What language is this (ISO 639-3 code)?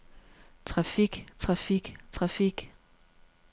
dan